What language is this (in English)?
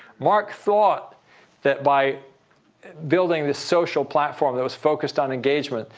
English